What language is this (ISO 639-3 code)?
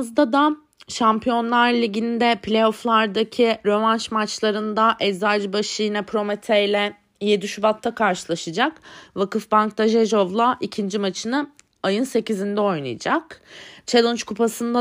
tur